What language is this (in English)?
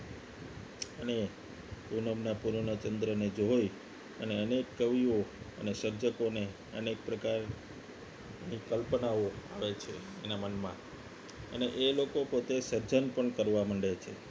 Gujarati